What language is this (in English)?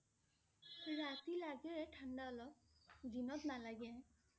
Assamese